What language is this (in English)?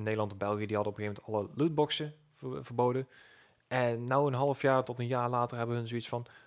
Dutch